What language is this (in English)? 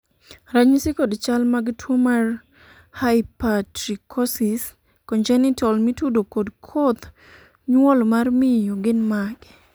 Luo (Kenya and Tanzania)